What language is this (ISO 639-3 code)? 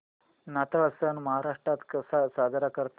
mar